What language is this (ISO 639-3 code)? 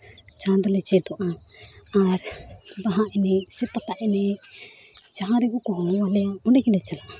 sat